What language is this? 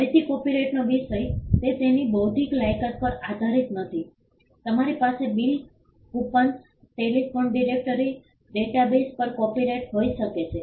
Gujarati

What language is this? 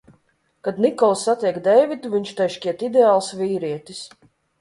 Latvian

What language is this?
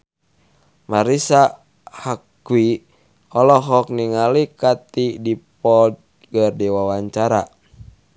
Sundanese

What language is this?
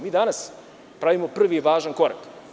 Serbian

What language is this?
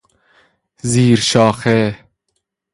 Persian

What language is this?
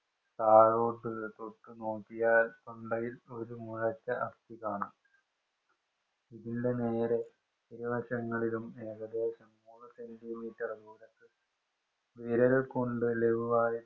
Malayalam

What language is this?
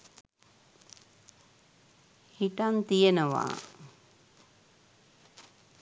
Sinhala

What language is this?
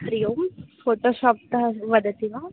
Sanskrit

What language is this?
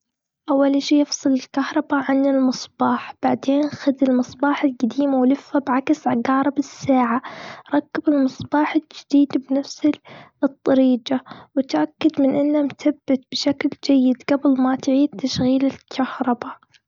Gulf Arabic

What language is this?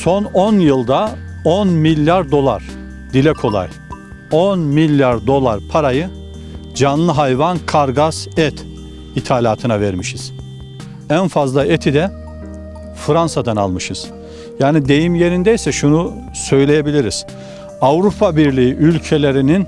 Turkish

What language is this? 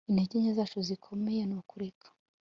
Kinyarwanda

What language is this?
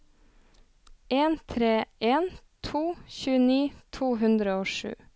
Norwegian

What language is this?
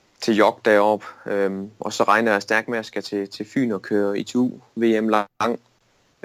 Danish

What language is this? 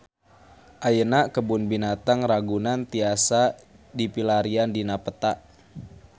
Sundanese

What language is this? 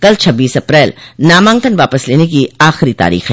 Hindi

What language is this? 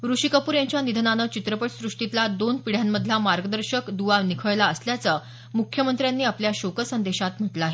Marathi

